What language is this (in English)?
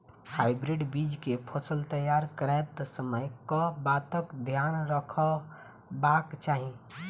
Maithili